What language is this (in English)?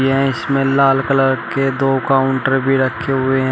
Hindi